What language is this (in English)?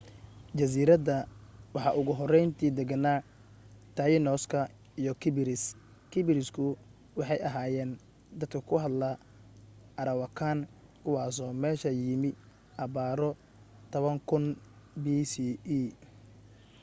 Somali